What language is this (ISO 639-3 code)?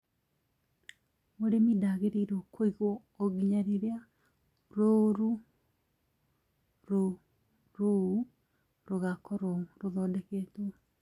kik